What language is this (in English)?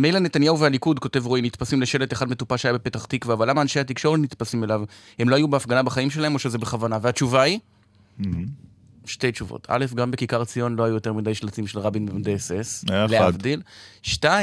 Hebrew